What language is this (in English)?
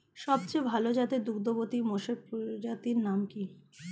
Bangla